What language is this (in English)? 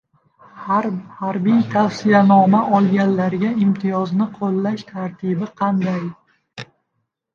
Uzbek